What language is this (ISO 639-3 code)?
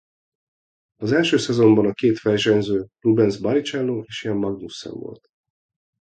hun